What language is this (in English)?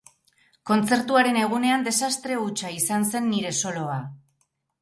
Basque